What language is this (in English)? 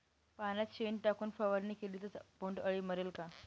Marathi